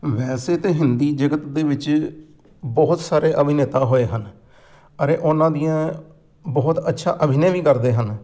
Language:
Punjabi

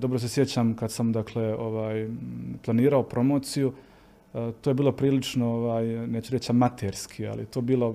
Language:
Croatian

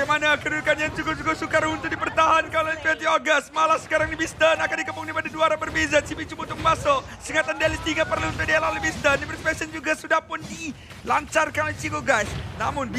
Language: Malay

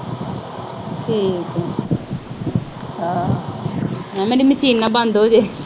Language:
Punjabi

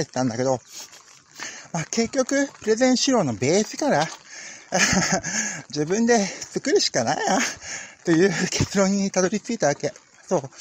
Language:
Japanese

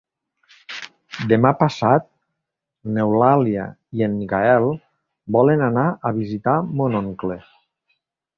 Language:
Catalan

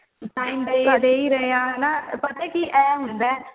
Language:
Punjabi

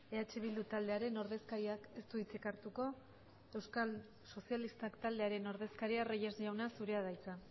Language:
Basque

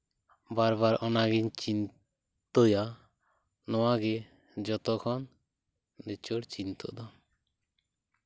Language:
Santali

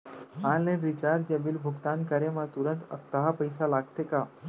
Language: Chhattisgarhi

